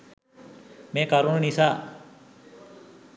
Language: Sinhala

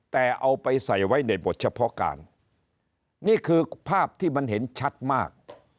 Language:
Thai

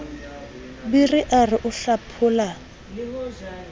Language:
Southern Sotho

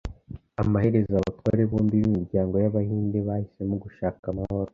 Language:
Kinyarwanda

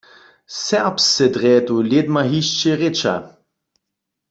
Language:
Upper Sorbian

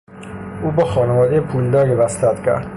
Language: Persian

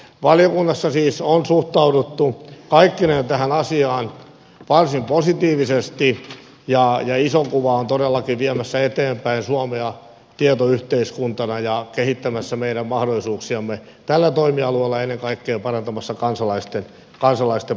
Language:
Finnish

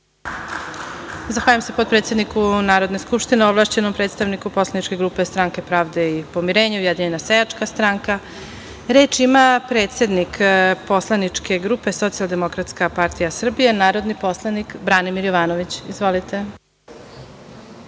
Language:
Serbian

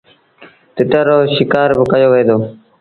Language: Sindhi Bhil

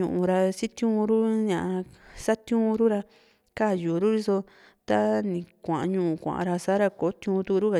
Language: Juxtlahuaca Mixtec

